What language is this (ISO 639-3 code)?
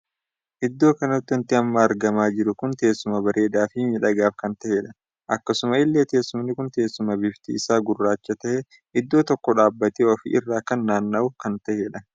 orm